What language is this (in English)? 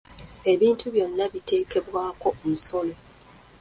Ganda